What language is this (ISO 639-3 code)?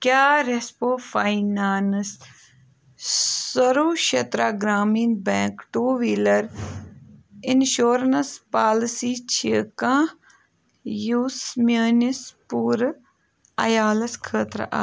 kas